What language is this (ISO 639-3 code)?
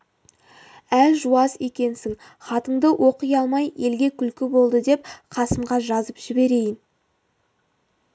kaz